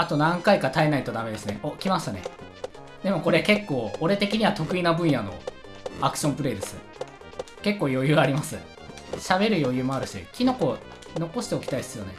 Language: Japanese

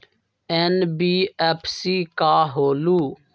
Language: Magahi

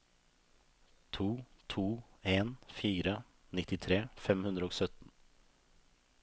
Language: Norwegian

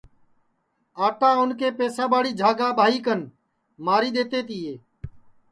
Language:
Sansi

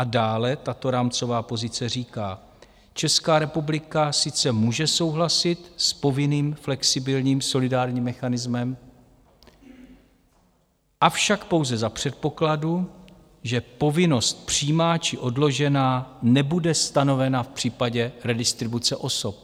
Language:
Czech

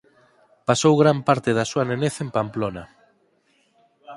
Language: Galician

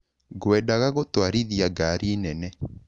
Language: Kikuyu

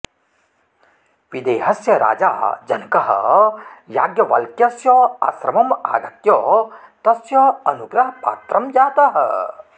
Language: Sanskrit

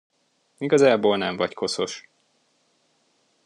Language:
Hungarian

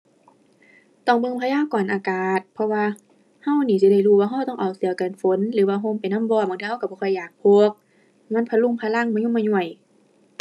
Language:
Thai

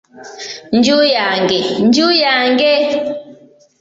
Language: Ganda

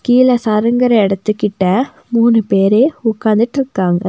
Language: Tamil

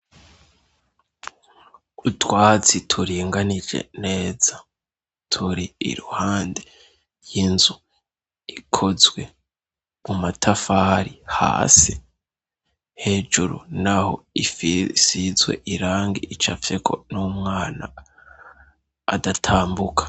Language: Rundi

